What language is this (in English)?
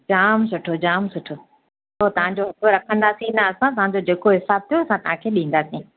Sindhi